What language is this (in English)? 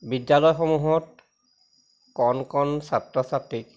Assamese